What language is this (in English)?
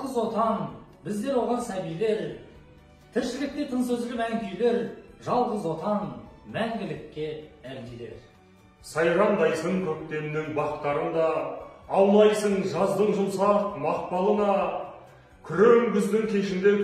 Turkish